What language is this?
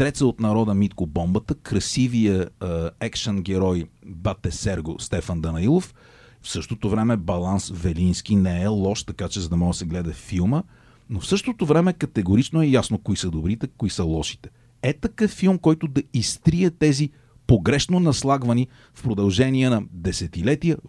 Bulgarian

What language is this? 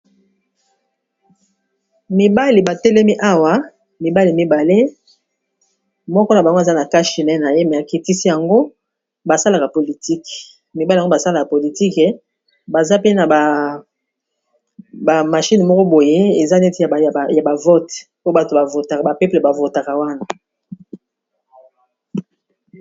Lingala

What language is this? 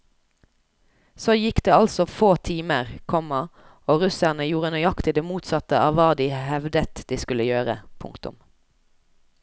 Norwegian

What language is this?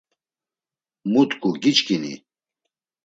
Laz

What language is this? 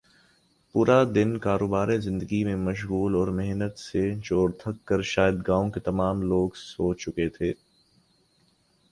Urdu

